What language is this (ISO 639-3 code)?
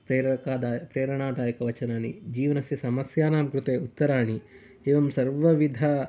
san